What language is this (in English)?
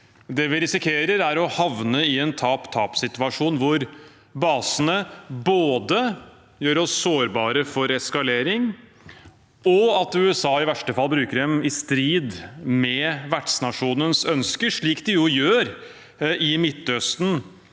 Norwegian